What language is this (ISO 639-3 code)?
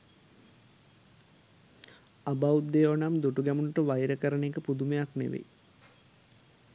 sin